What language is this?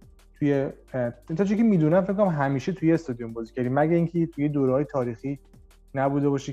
Persian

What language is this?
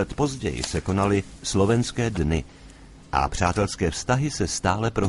Czech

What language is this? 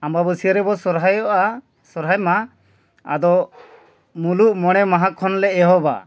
Santali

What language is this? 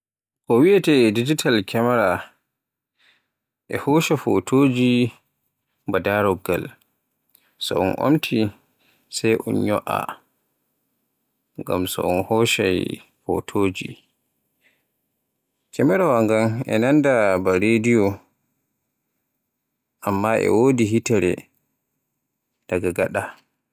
Borgu Fulfulde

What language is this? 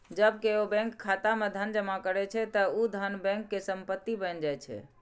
Maithili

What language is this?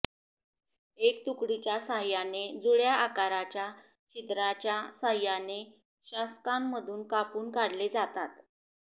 Marathi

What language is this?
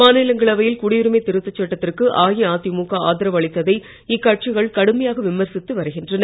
Tamil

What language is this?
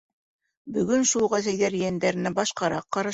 Bashkir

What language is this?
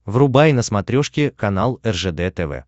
Russian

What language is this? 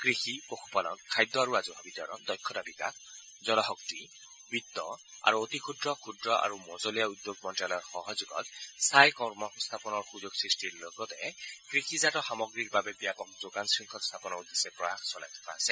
Assamese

